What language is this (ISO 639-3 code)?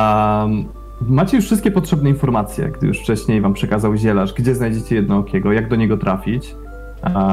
pol